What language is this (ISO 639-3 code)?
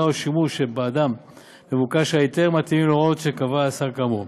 heb